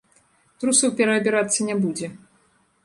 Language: Belarusian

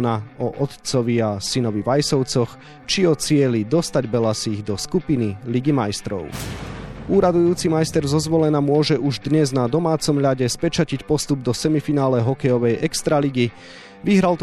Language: Slovak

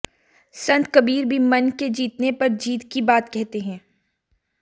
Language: Hindi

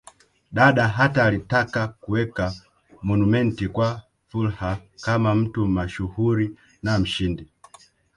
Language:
Swahili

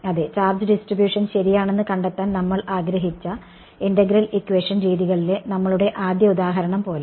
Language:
Malayalam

